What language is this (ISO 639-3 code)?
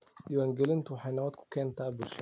som